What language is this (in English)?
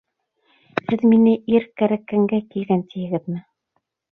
Bashkir